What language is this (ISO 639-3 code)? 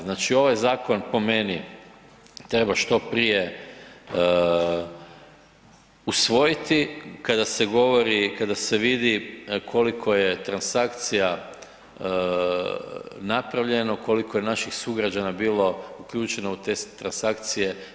hrv